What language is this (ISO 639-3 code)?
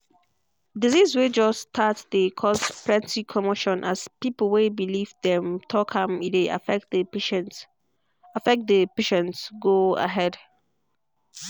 pcm